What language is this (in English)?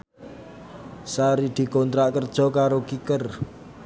Javanese